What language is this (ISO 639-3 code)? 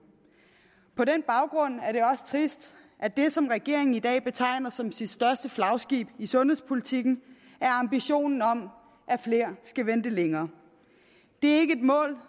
dan